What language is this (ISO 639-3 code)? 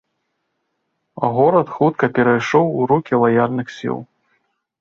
bel